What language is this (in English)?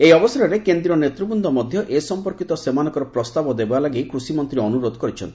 Odia